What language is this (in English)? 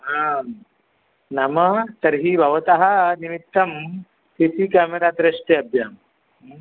Sanskrit